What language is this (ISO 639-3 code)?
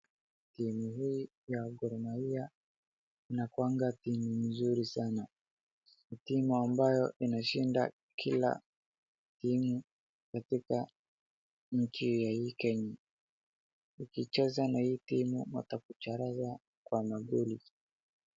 swa